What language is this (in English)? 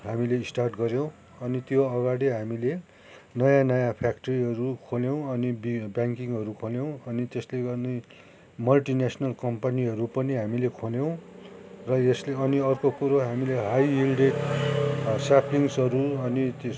Nepali